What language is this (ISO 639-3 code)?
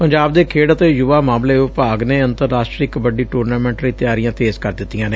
pan